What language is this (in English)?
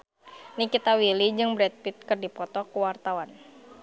Sundanese